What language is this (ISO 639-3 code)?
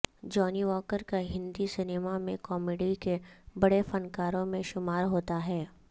urd